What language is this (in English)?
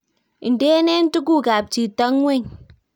Kalenjin